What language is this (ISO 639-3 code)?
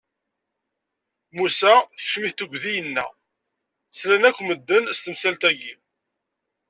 kab